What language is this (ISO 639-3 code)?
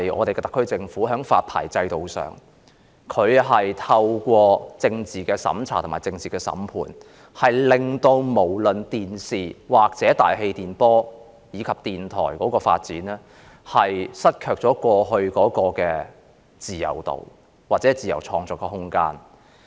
yue